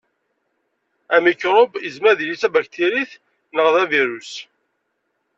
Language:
Kabyle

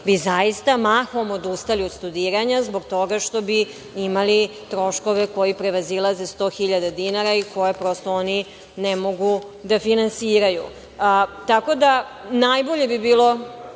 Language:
Serbian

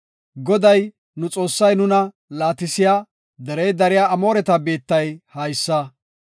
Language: Gofa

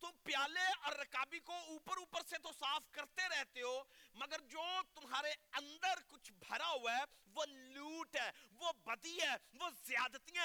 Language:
Urdu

